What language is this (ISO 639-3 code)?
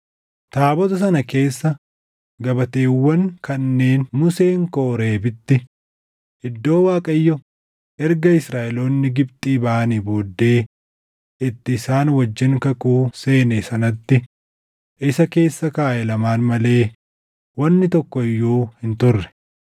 orm